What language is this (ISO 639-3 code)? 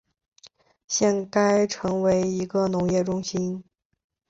zho